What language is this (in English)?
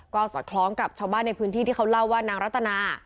Thai